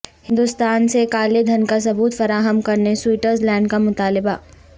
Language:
Urdu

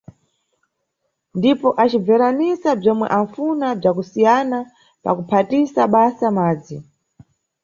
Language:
Nyungwe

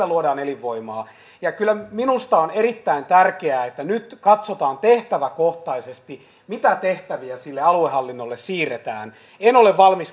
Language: Finnish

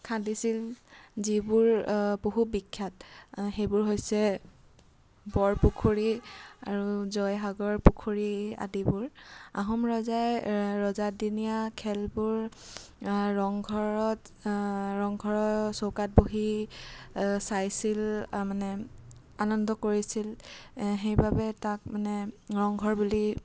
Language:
Assamese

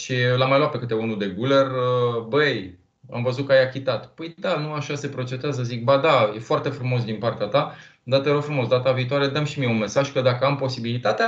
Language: Romanian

